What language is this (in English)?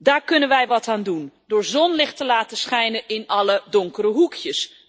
Dutch